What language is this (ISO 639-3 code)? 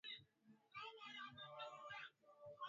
swa